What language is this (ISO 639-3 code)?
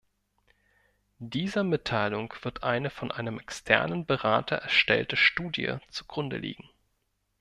deu